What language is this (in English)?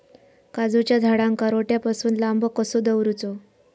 Marathi